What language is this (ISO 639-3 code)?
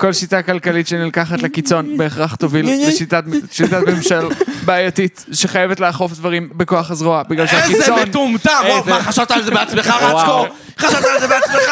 heb